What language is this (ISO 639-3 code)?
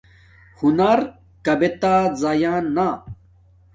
dmk